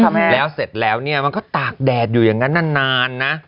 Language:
Thai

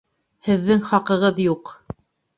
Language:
Bashkir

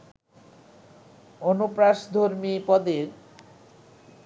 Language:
Bangla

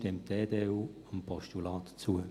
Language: Swiss German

